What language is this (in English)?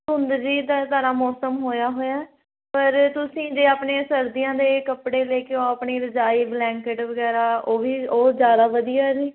Punjabi